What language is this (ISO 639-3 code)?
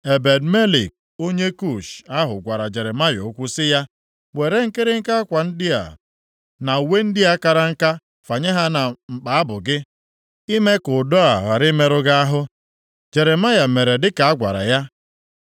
ibo